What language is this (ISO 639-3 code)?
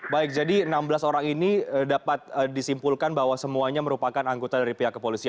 ind